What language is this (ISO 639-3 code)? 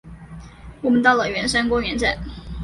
zho